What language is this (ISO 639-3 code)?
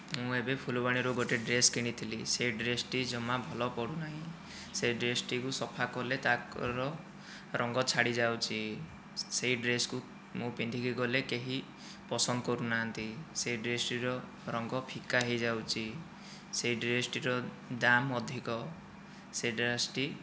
ori